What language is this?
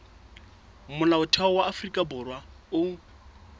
Southern Sotho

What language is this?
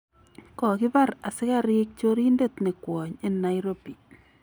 Kalenjin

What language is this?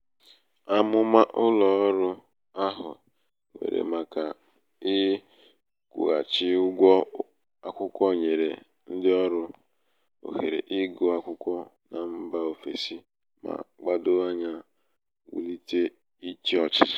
Igbo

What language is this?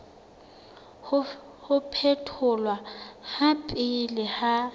Southern Sotho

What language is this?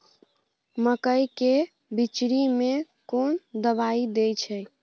Maithili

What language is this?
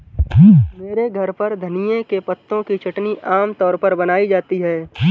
Hindi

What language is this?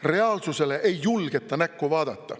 Estonian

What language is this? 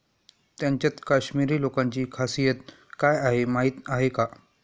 Marathi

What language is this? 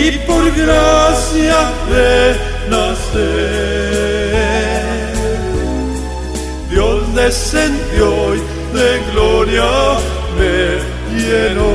Spanish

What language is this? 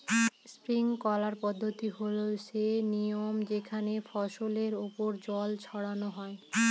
Bangla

